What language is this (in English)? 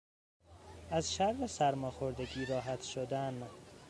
Persian